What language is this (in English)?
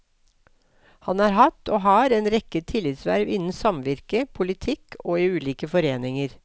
Norwegian